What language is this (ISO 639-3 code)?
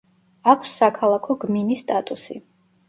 kat